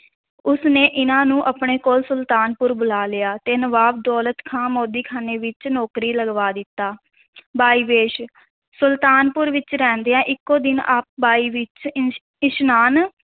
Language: Punjabi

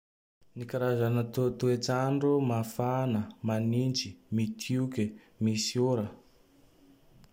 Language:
Tandroy-Mahafaly Malagasy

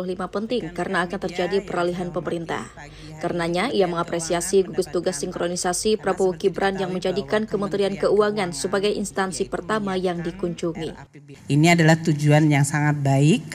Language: Indonesian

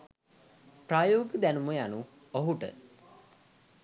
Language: Sinhala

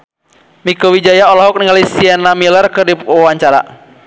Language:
Sundanese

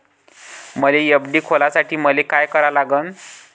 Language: Marathi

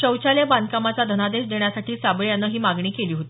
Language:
Marathi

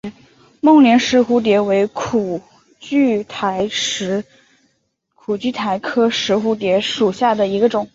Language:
Chinese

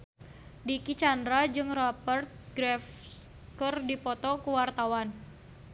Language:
Sundanese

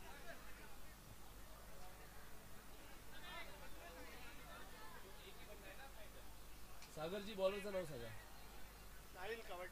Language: Hindi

